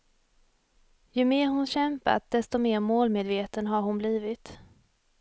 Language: Swedish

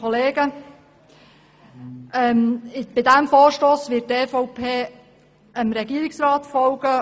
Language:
Swiss German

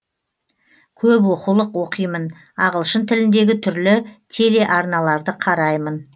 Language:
Kazakh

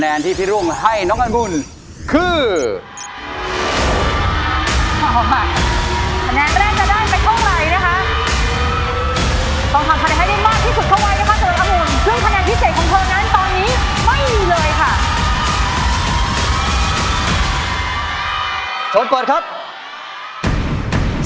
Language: Thai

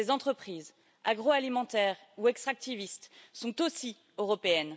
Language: French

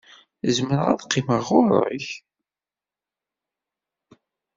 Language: Kabyle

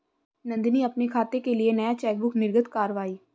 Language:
Hindi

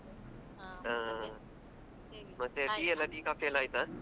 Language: Kannada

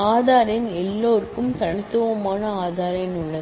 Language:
Tamil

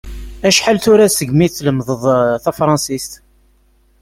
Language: Kabyle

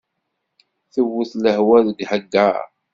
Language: Kabyle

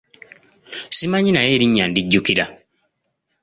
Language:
Ganda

